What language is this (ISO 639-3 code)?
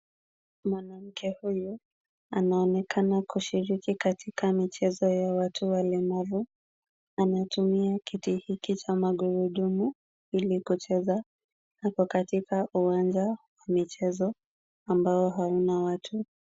swa